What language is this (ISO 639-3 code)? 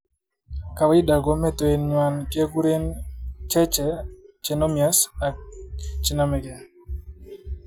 kln